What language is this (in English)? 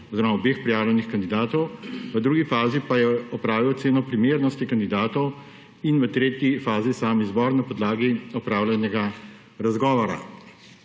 Slovenian